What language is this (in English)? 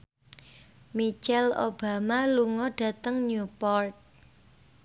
Javanese